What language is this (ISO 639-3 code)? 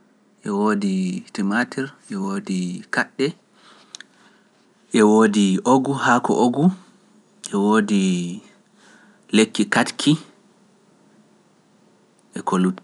fuf